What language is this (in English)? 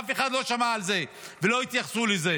Hebrew